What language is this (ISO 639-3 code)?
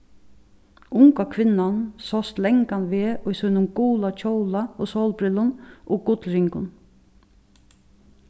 fao